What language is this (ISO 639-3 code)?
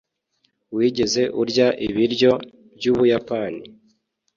kin